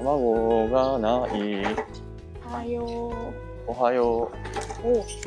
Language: Japanese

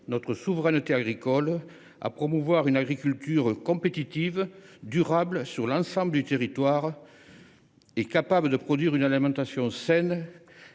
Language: French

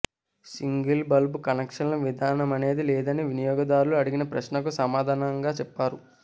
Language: Telugu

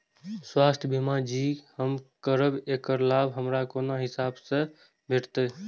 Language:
Maithili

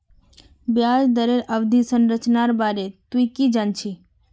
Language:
Magahi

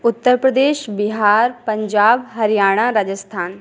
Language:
Hindi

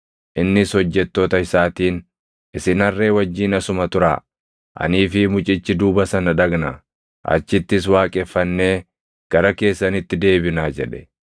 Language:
Oromo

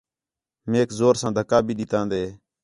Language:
Khetrani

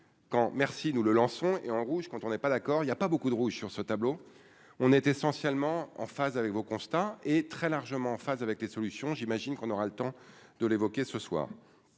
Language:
French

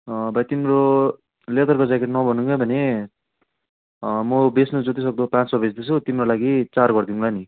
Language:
Nepali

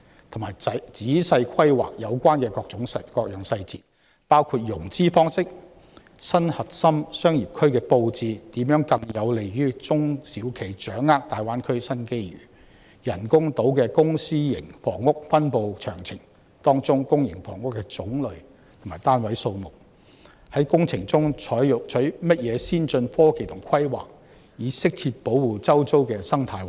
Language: Cantonese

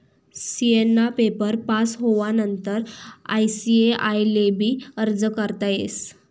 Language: Marathi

